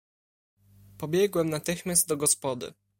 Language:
Polish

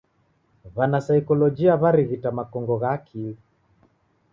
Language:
Taita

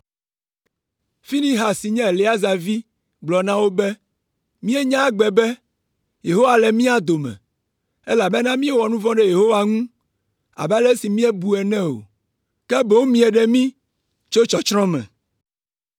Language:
Ewe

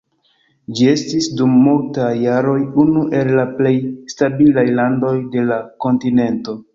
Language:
Esperanto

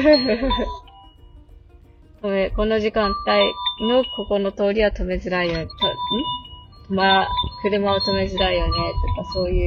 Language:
Japanese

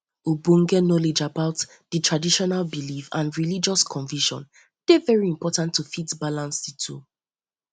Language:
Nigerian Pidgin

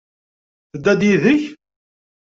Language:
Kabyle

